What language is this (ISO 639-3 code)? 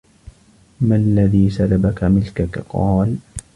ara